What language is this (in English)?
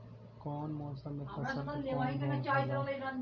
Bhojpuri